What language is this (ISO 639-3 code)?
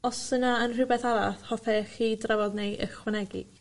cym